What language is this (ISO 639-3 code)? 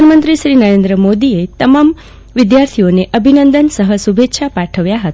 guj